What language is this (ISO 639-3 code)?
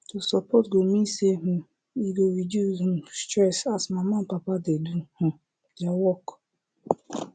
pcm